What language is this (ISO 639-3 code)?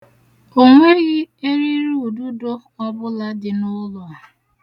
ibo